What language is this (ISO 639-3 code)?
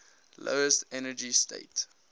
eng